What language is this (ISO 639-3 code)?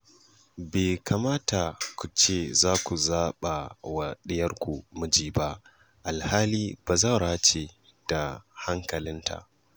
hau